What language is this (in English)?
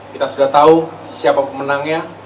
Indonesian